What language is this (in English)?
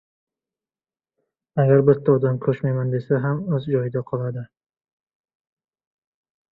Uzbek